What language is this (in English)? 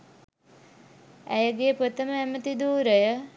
Sinhala